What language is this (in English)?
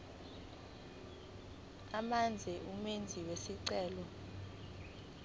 Zulu